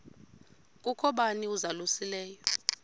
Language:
Xhosa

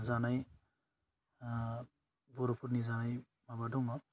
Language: Bodo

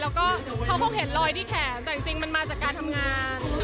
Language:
Thai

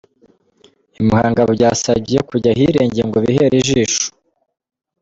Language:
Kinyarwanda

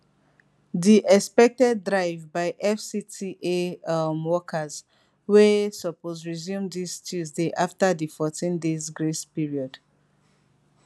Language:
Nigerian Pidgin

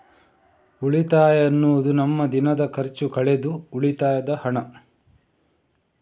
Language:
Kannada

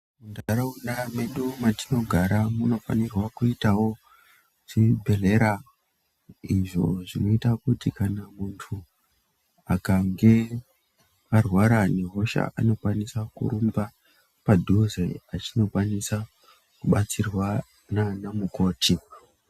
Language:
Ndau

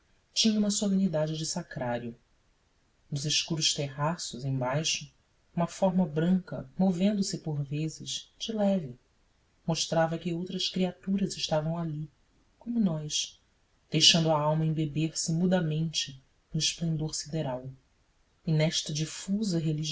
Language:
Portuguese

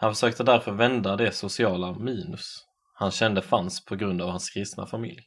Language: Swedish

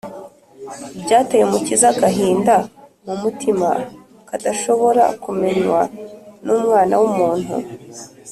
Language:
Kinyarwanda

